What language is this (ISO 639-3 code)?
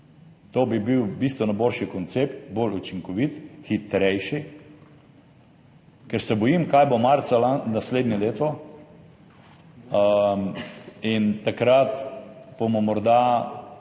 slv